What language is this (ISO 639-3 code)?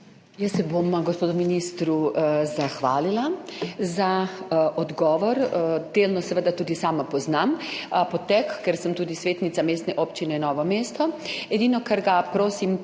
slv